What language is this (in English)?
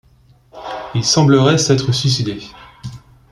French